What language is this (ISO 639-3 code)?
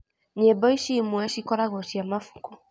kik